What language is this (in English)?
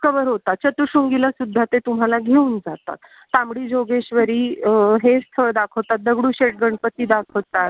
Marathi